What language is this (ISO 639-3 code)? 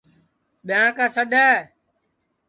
ssi